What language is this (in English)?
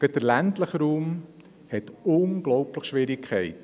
Swiss German